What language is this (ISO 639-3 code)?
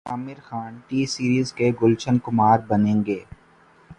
urd